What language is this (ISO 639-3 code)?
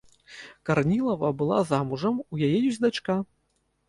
bel